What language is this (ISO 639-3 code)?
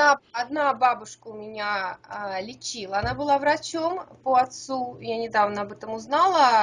rus